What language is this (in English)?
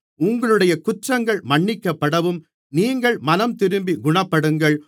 Tamil